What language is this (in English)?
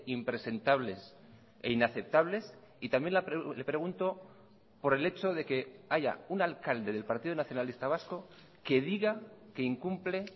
Spanish